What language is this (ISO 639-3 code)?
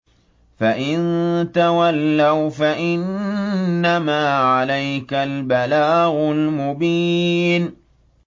ara